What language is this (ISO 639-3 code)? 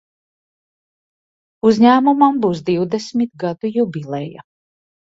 lav